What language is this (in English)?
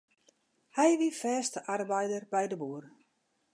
Western Frisian